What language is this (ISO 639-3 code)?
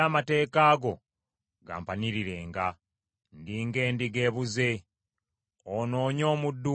lug